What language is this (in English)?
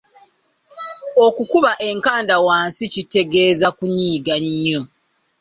Ganda